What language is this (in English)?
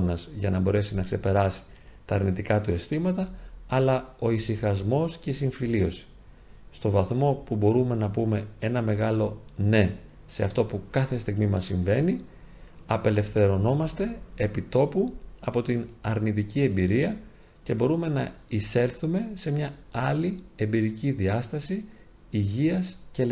Greek